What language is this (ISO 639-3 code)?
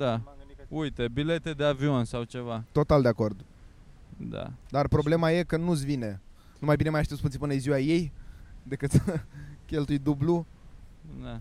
ron